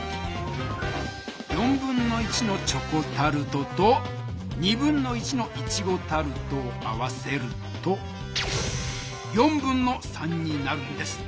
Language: Japanese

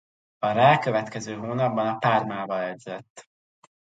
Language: Hungarian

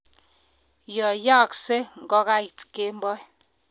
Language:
Kalenjin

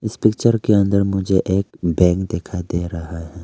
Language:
Hindi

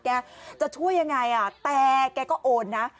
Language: Thai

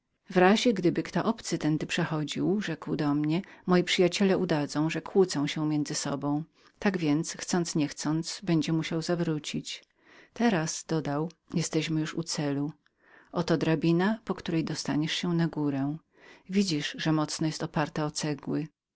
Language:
Polish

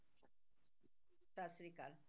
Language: Punjabi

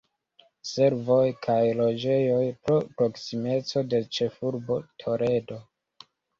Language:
Esperanto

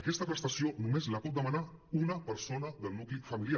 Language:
Catalan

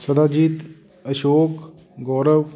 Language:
Punjabi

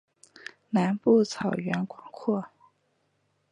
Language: Chinese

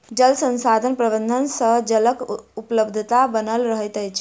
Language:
Maithili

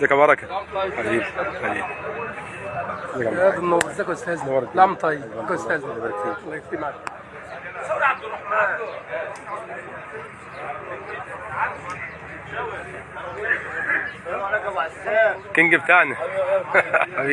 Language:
Arabic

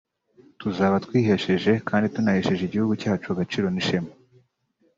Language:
Kinyarwanda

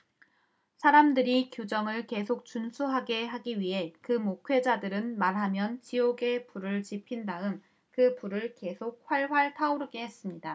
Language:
Korean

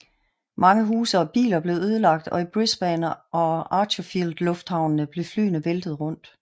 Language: Danish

